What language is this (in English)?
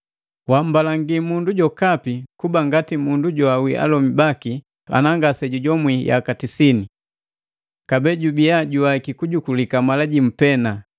Matengo